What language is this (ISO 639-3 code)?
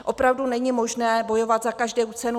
ces